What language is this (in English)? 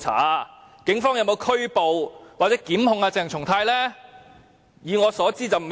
Cantonese